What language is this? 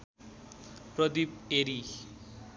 Nepali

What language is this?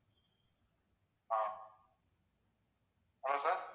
Tamil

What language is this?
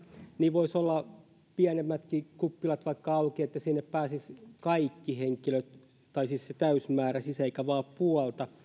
Finnish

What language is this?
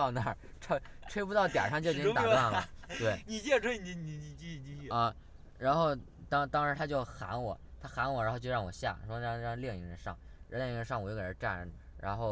Chinese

